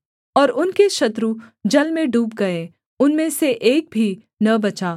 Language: Hindi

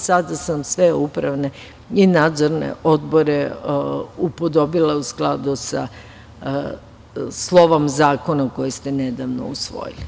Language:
Serbian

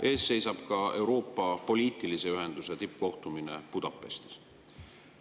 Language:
Estonian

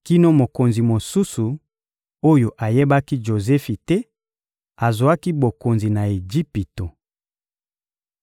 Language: Lingala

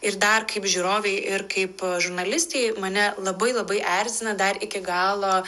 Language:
Lithuanian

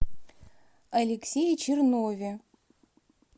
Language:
Russian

